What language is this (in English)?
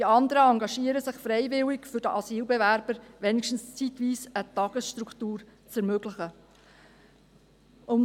Swiss German